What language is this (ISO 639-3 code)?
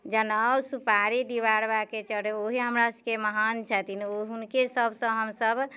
mai